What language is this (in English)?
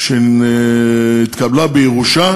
Hebrew